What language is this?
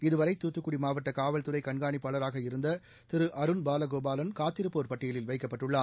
Tamil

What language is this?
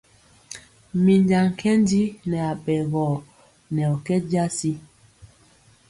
Mpiemo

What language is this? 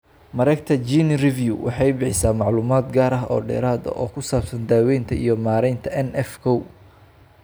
Somali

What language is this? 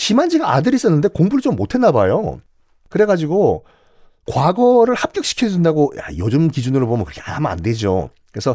Korean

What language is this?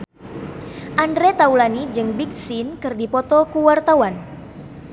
Sundanese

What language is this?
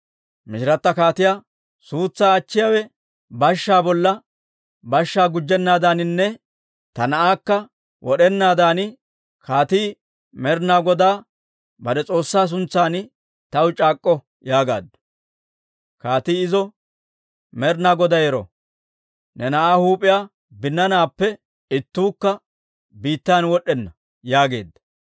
Dawro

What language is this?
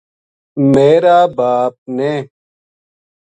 Gujari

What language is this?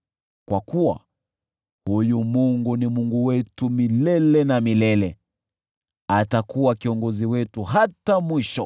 Swahili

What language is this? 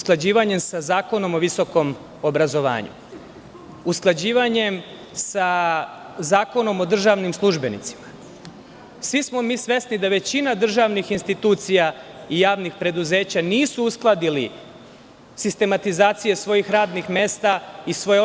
Serbian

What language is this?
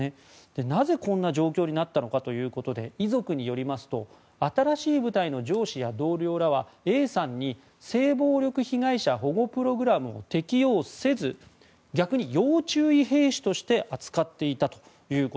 Japanese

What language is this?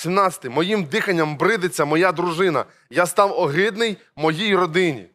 Ukrainian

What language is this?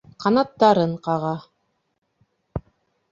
Bashkir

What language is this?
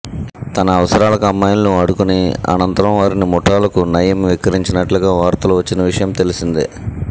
Telugu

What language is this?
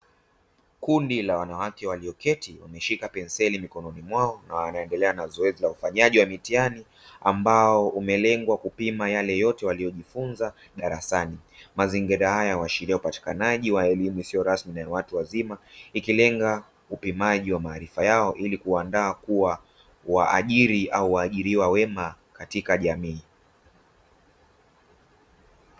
Swahili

